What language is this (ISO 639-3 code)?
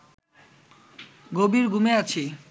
ben